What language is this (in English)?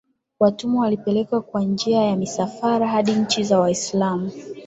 Swahili